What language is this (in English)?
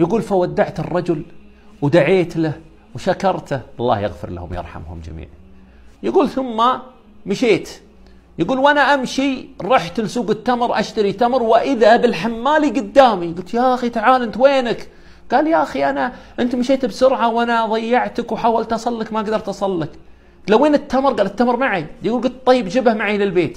Arabic